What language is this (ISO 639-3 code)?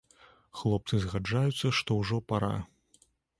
bel